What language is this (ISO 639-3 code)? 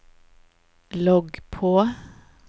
nor